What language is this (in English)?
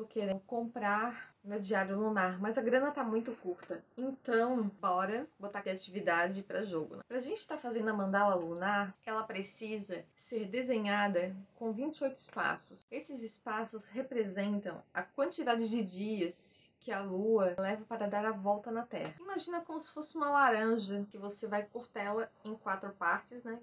Portuguese